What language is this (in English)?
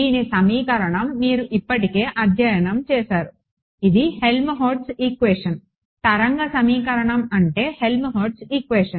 Telugu